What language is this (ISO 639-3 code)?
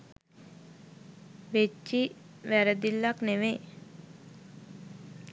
sin